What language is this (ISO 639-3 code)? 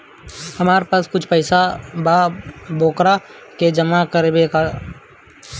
bho